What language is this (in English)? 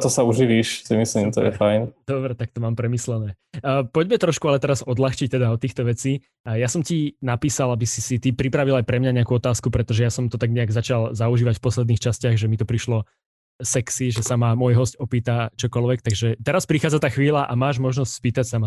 Slovak